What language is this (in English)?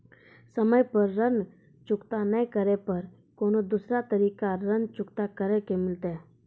Maithili